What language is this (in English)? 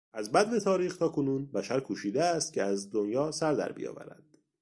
Persian